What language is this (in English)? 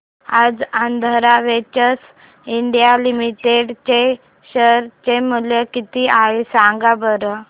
Marathi